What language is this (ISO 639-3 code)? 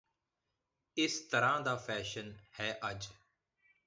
pan